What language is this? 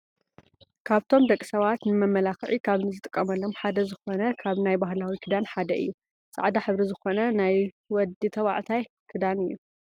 Tigrinya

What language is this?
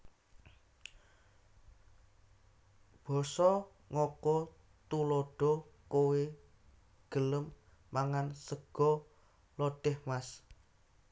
Javanese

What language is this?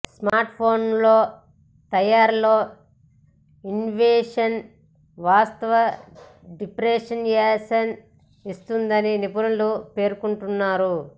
Telugu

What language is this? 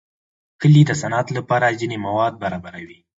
Pashto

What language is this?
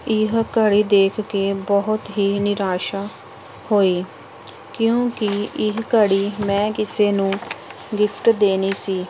Punjabi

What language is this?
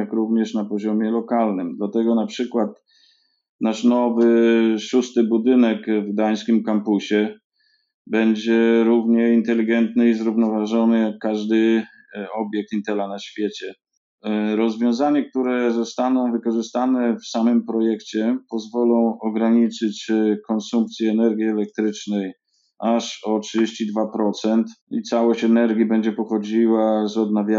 Polish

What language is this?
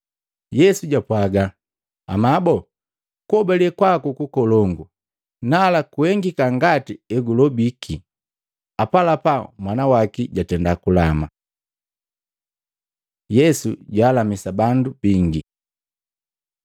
Matengo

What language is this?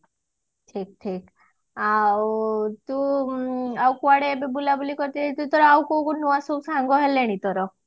Odia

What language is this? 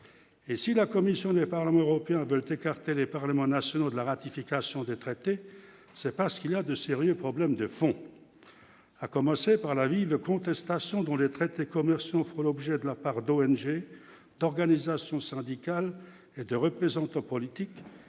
French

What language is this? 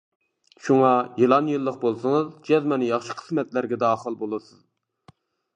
Uyghur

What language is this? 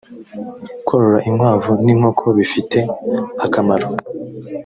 Kinyarwanda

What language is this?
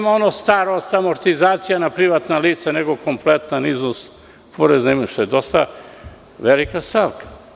Serbian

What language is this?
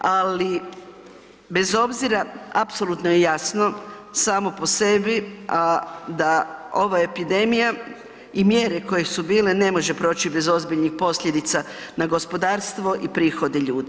Croatian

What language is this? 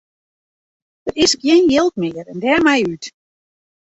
Western Frisian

